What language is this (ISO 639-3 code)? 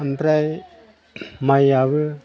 brx